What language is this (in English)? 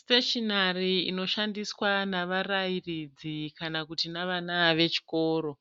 Shona